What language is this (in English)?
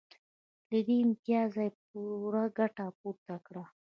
Pashto